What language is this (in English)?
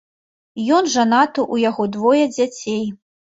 Belarusian